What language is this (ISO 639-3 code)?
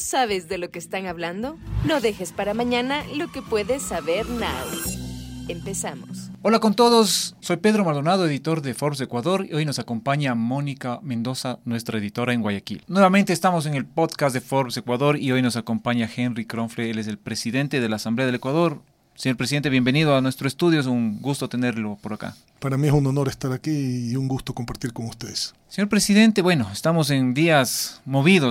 spa